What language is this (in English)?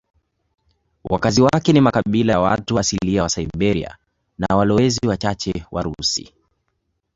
Swahili